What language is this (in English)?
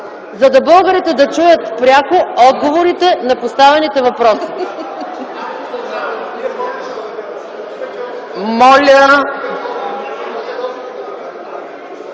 Bulgarian